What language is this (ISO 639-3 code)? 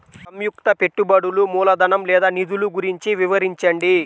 tel